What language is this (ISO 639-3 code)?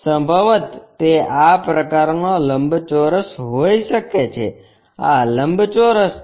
guj